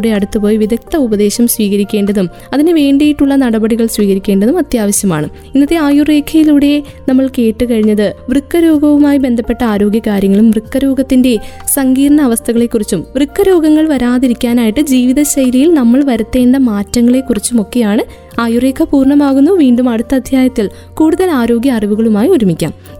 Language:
Malayalam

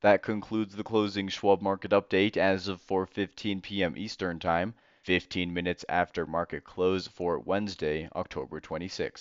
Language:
English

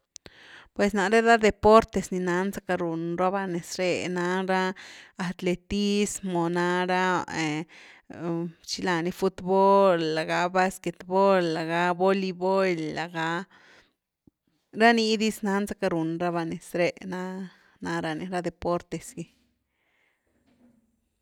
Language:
Güilá Zapotec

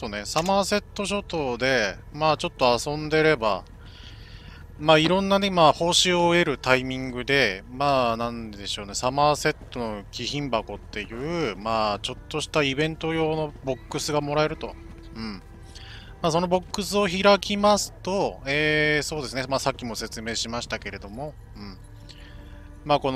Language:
Japanese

